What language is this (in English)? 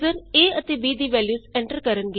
Punjabi